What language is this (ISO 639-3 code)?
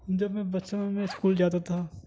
urd